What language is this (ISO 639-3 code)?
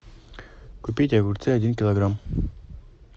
rus